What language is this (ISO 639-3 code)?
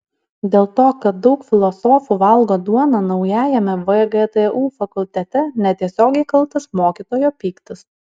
lit